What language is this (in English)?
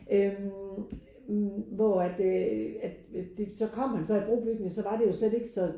Danish